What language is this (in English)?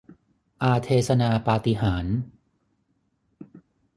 Thai